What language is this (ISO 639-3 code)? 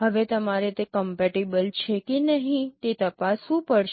guj